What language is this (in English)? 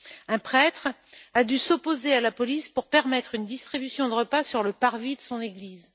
French